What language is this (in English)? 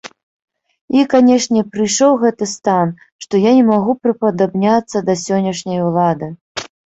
Belarusian